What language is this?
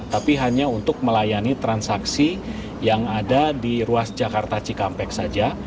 Indonesian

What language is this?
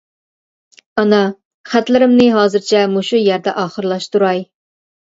Uyghur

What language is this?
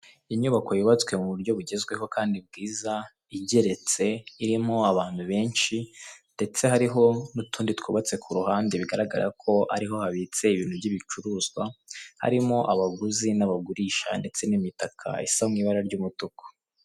Kinyarwanda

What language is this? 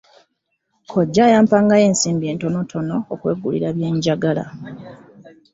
Ganda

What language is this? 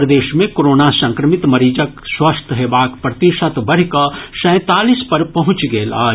Maithili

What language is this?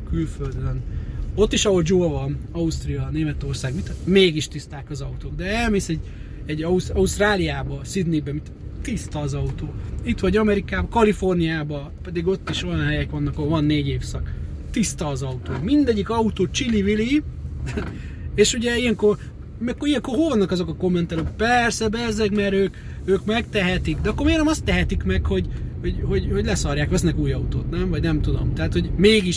Hungarian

